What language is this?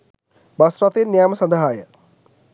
Sinhala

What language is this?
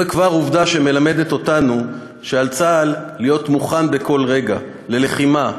Hebrew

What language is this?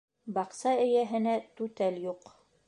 Bashkir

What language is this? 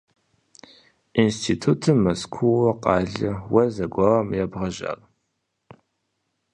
Kabardian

